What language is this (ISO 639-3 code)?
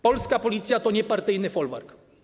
pol